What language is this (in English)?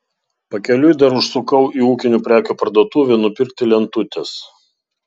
Lithuanian